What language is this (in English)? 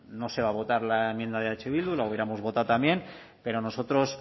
Spanish